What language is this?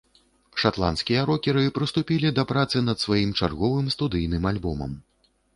Belarusian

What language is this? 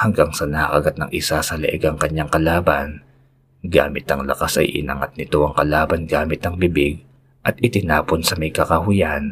Filipino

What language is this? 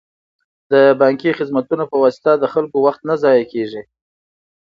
Pashto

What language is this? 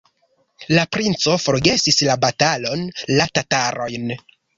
Esperanto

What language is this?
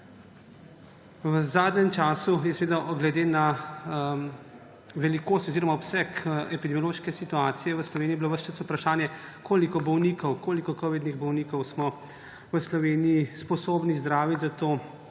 Slovenian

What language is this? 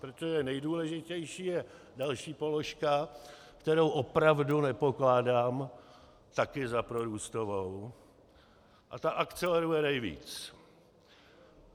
Czech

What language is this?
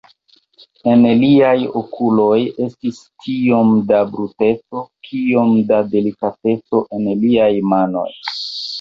Esperanto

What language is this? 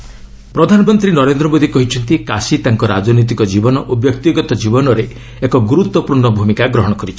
Odia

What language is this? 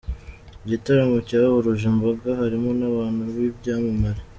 Kinyarwanda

